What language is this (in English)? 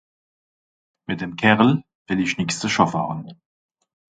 Swiss German